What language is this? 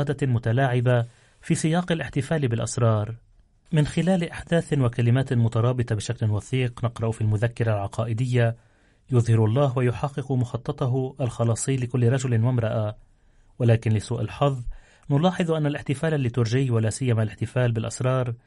Arabic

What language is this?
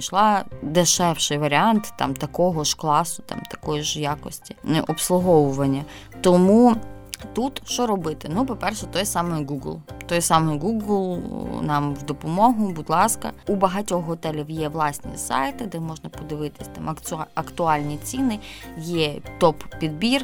Ukrainian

